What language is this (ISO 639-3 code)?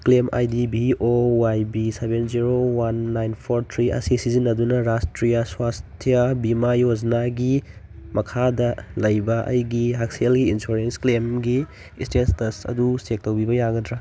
mni